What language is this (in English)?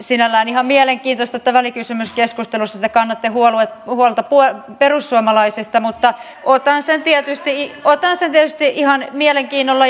Finnish